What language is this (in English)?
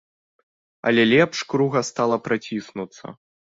Belarusian